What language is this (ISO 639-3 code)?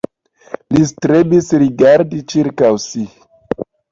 epo